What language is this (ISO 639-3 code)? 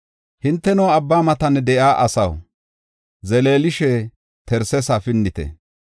gof